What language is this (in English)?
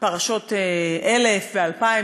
Hebrew